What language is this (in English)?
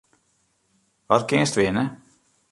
Western Frisian